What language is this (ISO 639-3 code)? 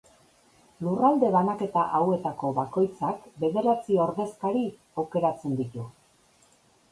eus